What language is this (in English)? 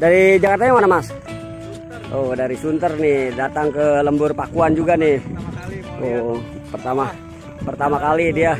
Indonesian